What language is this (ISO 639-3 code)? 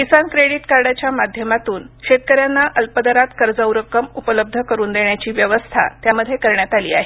mar